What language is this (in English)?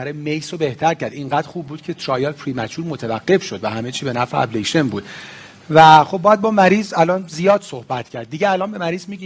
Persian